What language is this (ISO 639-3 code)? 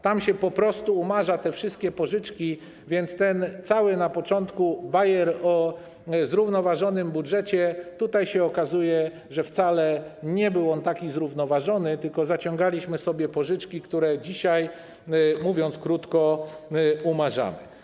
pol